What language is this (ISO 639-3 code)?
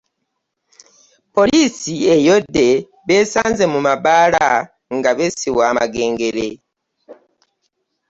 lug